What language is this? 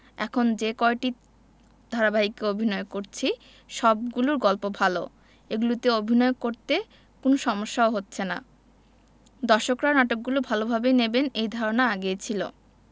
Bangla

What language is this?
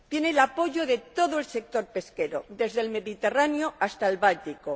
Spanish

